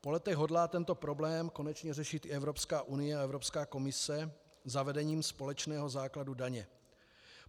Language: Czech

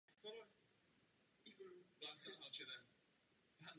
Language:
Czech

